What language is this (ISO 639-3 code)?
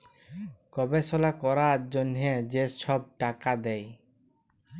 ben